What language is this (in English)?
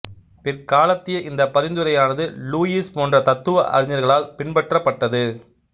Tamil